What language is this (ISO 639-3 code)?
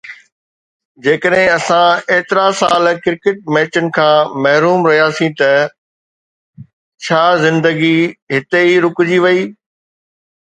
snd